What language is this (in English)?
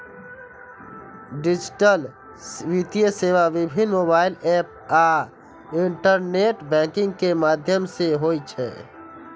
Maithili